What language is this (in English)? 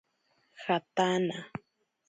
Ashéninka Perené